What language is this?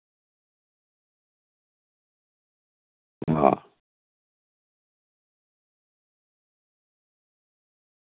Dogri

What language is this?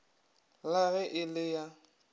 Northern Sotho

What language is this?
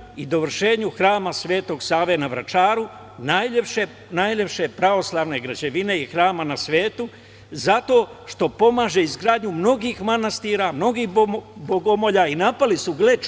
Serbian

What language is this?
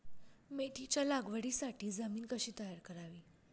Marathi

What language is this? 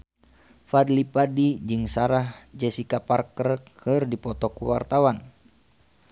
Sundanese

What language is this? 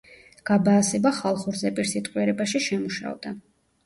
Georgian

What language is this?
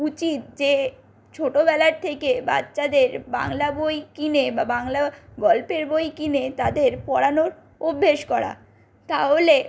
Bangla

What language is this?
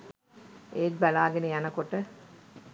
Sinhala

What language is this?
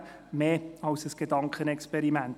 Swiss German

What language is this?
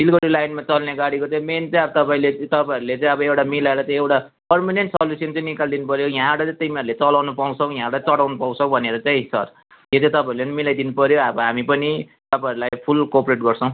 Nepali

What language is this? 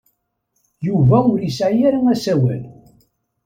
Kabyle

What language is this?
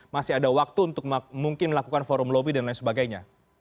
Indonesian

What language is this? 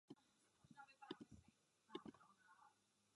Czech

